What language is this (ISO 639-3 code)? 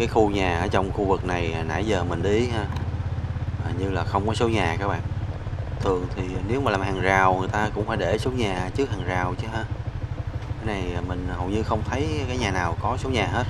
vie